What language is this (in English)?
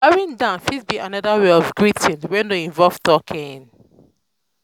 Nigerian Pidgin